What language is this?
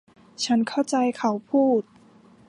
Thai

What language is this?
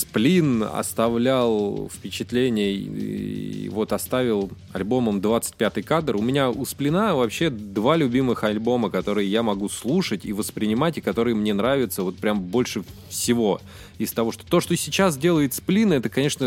Russian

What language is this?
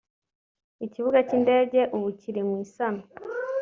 Kinyarwanda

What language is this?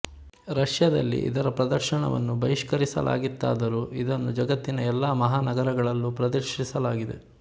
Kannada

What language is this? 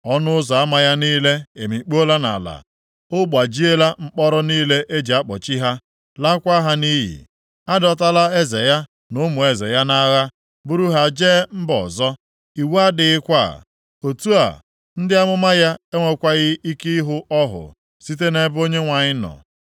Igbo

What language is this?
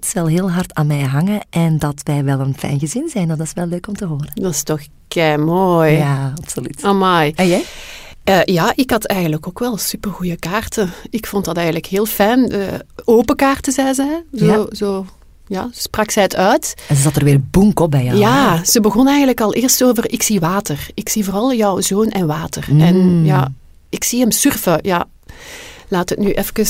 Dutch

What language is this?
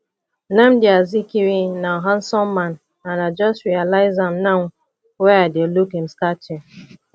Nigerian Pidgin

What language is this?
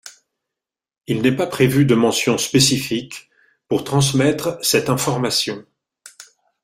French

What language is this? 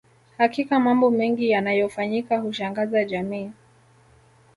Swahili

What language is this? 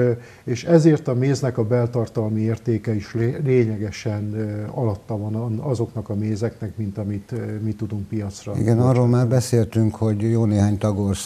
Hungarian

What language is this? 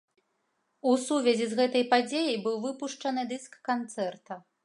Belarusian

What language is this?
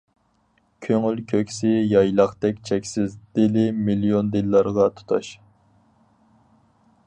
Uyghur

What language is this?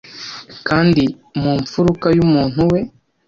Kinyarwanda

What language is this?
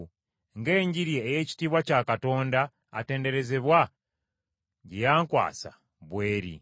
Ganda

